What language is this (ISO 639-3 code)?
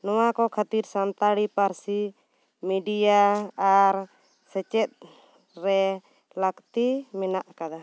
sat